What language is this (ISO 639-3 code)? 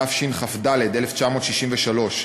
heb